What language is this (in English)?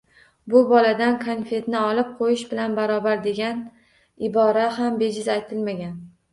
Uzbek